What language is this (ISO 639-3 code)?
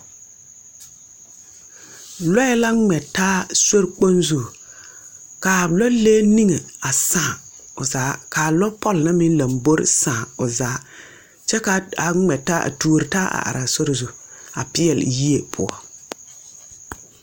dga